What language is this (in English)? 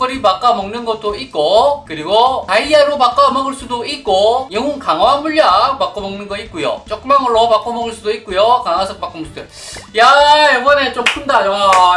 Korean